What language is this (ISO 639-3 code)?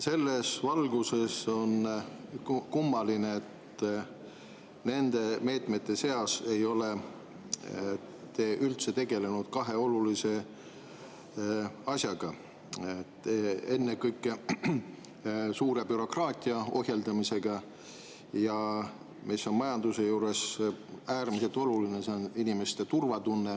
est